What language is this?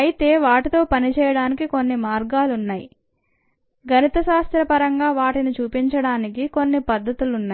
Telugu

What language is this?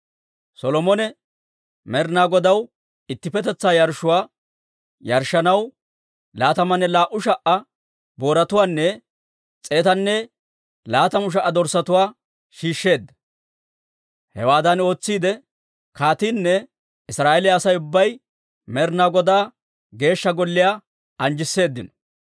Dawro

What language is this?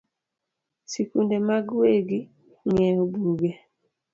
Luo (Kenya and Tanzania)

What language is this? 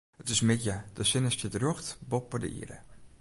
Western Frisian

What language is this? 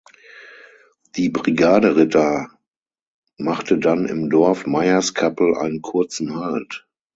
German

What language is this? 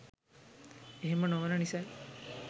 Sinhala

